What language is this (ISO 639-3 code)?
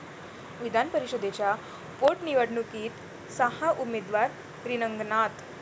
mar